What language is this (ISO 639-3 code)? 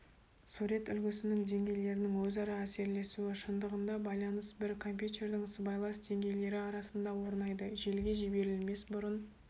kaz